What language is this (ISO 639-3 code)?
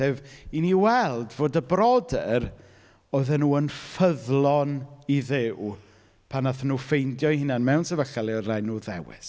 cym